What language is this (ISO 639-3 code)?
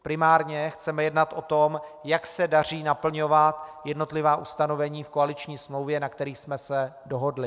ces